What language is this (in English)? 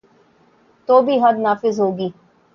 Urdu